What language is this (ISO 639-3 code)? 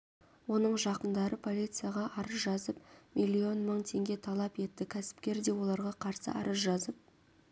kaz